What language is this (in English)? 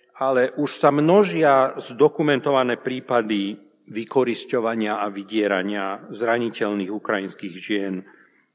Slovak